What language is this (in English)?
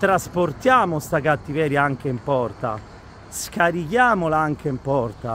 Italian